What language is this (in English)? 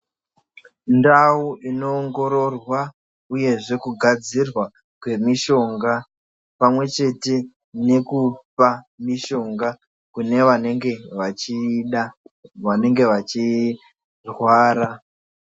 Ndau